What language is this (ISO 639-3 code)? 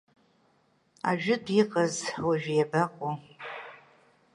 abk